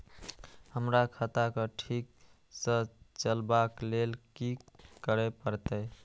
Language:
Maithili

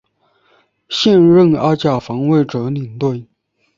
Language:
Chinese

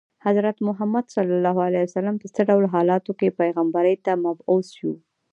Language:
Pashto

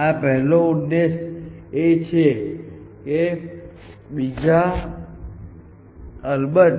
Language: Gujarati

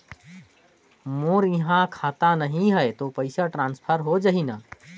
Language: Chhattisgarhi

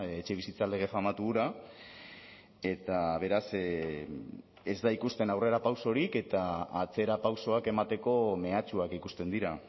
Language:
Basque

